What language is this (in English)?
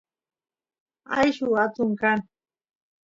Santiago del Estero Quichua